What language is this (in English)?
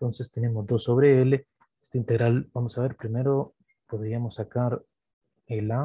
Spanish